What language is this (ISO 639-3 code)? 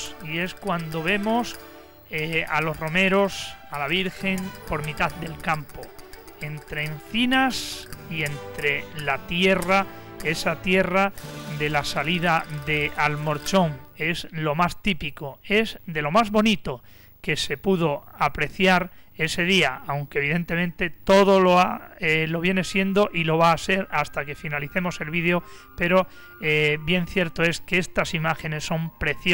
spa